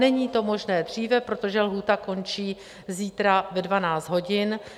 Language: Czech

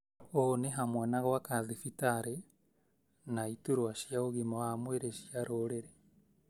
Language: Kikuyu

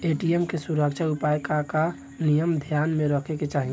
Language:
Bhojpuri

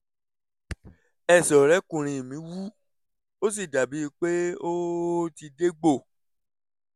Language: Yoruba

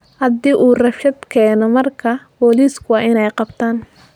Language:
Somali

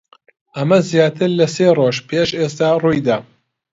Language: Central Kurdish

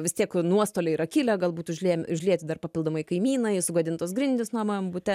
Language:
Lithuanian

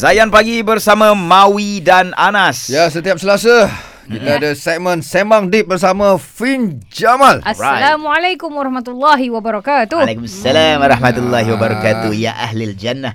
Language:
Malay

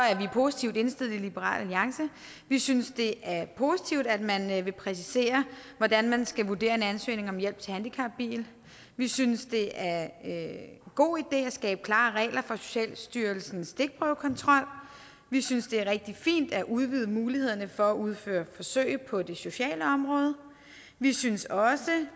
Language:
Danish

